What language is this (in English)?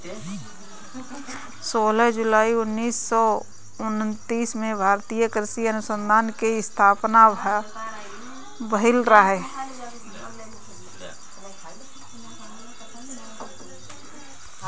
Bhojpuri